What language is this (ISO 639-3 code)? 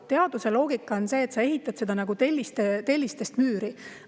est